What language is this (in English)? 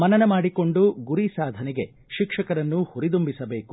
Kannada